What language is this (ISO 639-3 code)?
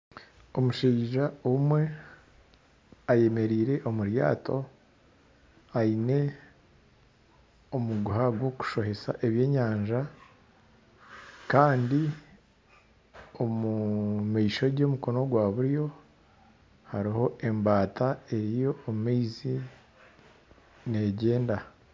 nyn